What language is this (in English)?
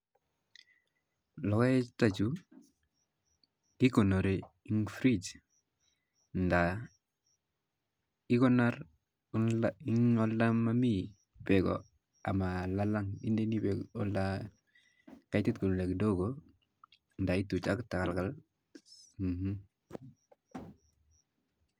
Kalenjin